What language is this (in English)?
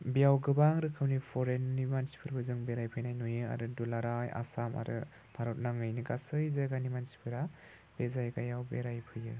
Bodo